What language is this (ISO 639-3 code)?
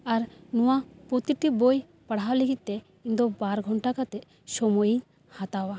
sat